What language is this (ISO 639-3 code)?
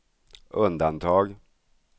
swe